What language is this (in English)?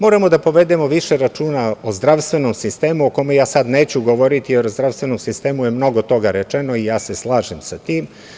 Serbian